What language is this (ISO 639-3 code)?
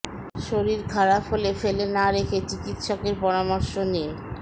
ben